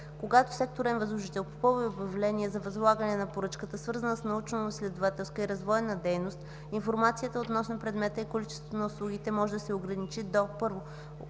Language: Bulgarian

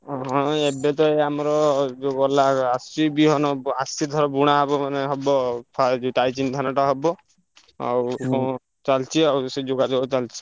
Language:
Odia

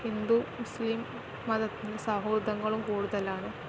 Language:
Malayalam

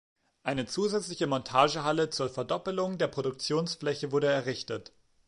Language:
German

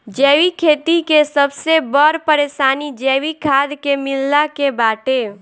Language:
Bhojpuri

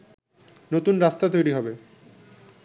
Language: Bangla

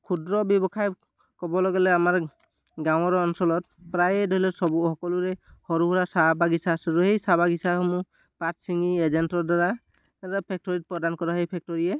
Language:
Assamese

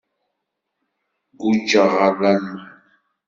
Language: Kabyle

